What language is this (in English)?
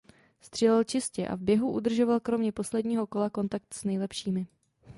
Czech